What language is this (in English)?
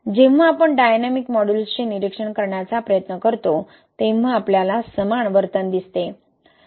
Marathi